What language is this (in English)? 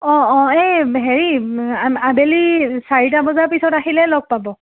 Assamese